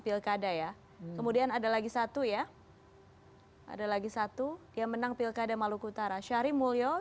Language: Indonesian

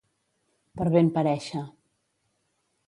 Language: Catalan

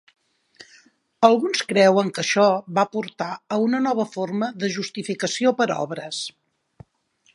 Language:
Catalan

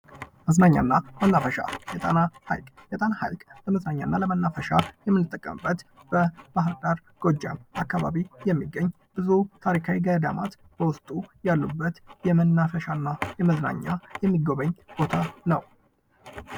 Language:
Amharic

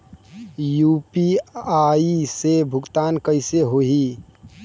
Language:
Bhojpuri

